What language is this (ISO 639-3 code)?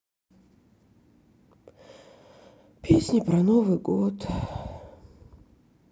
rus